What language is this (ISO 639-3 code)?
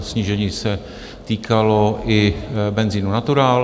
ces